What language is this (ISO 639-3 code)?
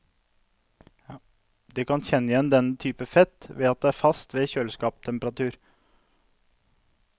nor